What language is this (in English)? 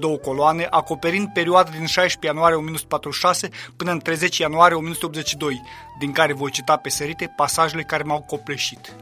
Romanian